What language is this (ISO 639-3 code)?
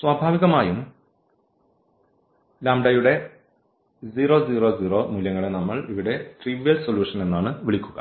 mal